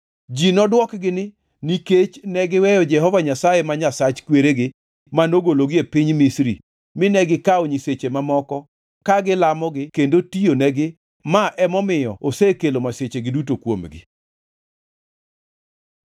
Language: Luo (Kenya and Tanzania)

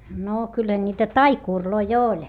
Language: Finnish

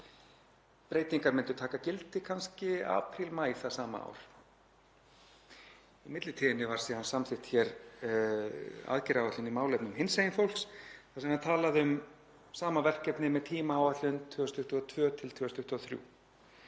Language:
Icelandic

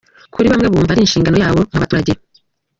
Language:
Kinyarwanda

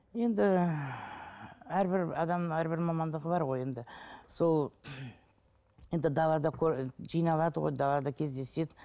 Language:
Kazakh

